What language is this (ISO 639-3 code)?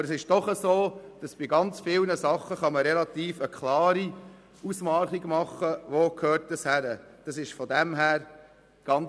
gsw